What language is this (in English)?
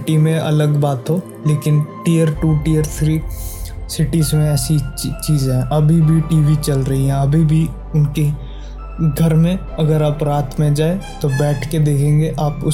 Hindi